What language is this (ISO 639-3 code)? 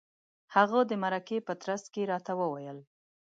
pus